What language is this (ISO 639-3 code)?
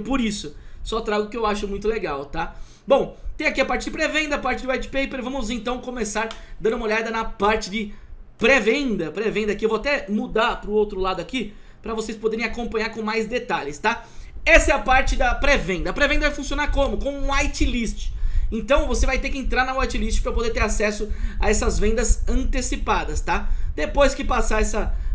por